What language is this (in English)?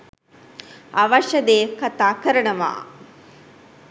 Sinhala